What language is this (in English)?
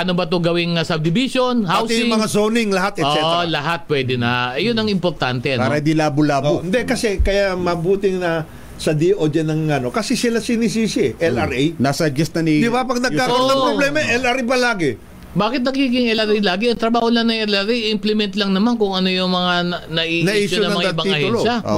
Filipino